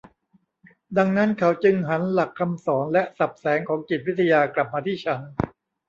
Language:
Thai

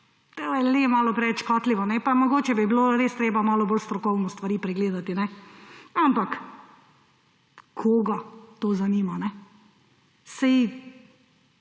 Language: Slovenian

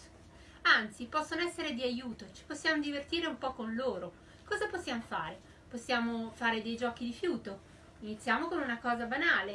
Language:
Italian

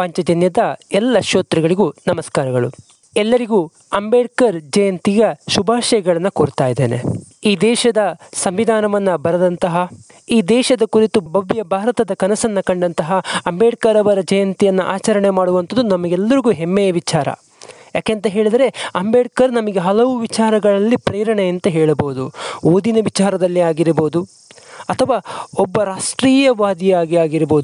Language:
Kannada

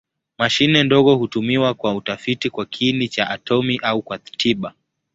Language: Swahili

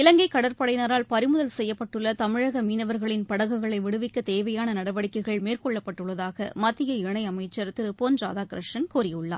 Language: Tamil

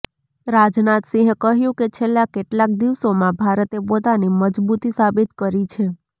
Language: Gujarati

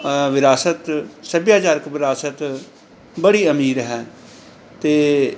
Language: Punjabi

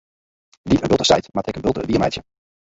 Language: Western Frisian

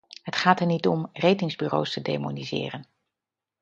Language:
Dutch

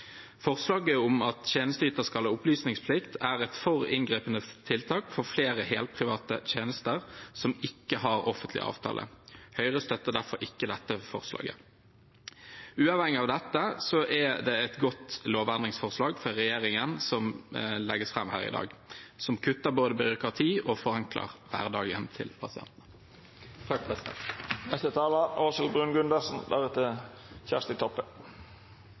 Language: Norwegian Bokmål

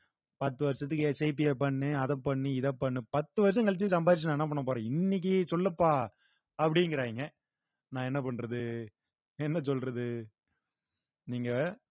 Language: Tamil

